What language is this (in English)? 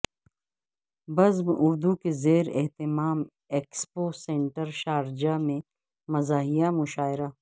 Urdu